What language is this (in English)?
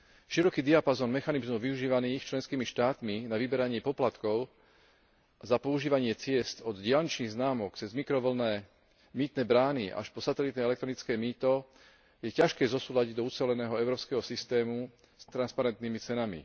Slovak